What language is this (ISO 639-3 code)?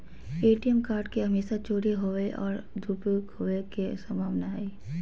mag